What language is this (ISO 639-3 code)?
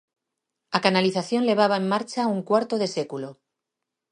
glg